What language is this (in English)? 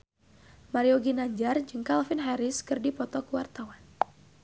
Sundanese